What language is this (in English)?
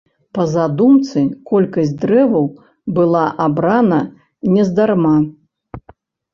Belarusian